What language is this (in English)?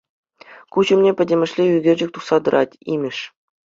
Chuvash